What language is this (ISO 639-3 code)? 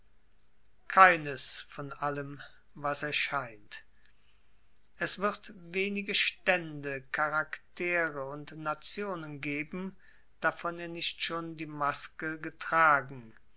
deu